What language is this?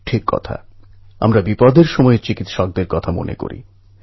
Bangla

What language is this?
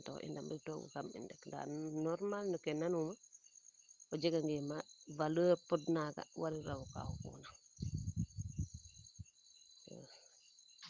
Serer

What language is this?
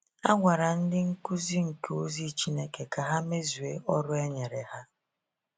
Igbo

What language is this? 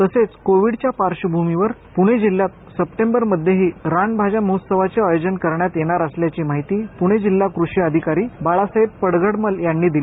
Marathi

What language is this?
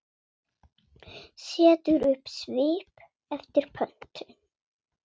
Icelandic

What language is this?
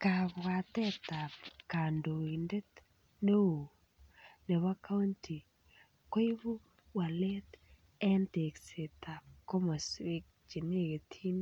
Kalenjin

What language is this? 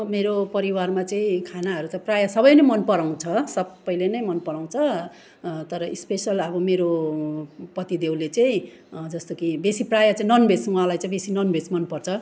Nepali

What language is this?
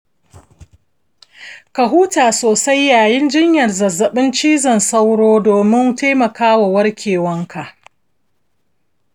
Hausa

